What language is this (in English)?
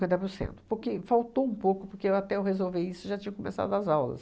Portuguese